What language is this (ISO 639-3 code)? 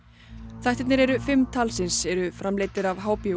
isl